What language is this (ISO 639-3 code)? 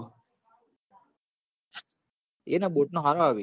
guj